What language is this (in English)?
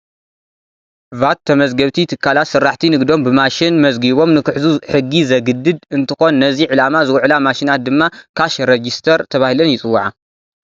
Tigrinya